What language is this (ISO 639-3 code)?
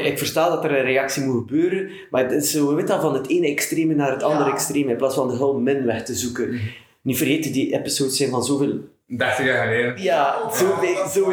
nld